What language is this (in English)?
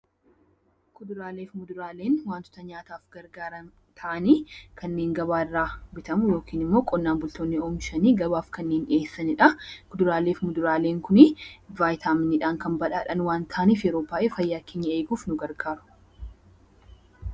Oromo